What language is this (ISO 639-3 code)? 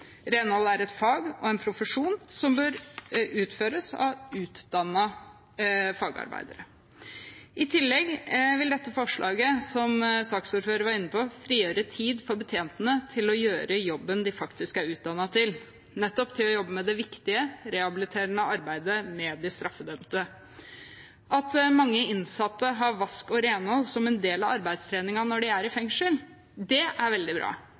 nob